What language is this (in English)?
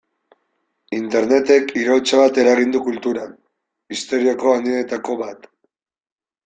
Basque